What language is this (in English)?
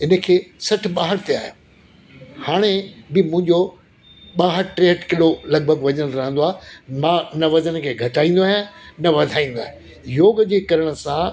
Sindhi